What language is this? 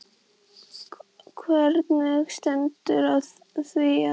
Icelandic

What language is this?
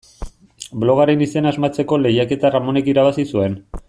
Basque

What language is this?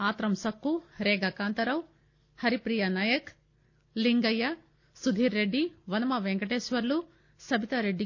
Telugu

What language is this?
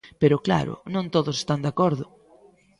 Galician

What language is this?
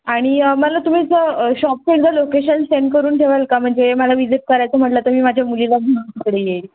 Marathi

